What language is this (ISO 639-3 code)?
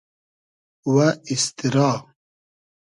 haz